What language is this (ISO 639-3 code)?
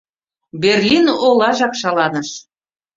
chm